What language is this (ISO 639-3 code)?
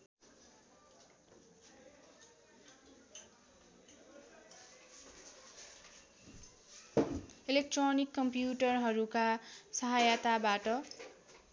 nep